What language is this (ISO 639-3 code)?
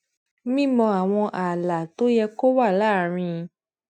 yor